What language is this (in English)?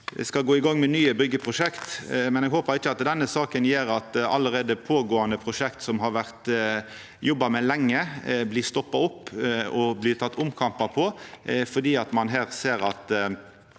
Norwegian